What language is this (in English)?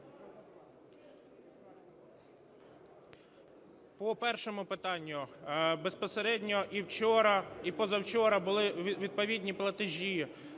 Ukrainian